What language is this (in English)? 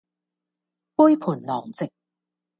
Cantonese